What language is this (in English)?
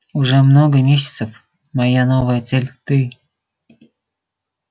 Russian